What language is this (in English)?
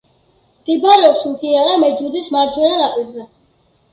Georgian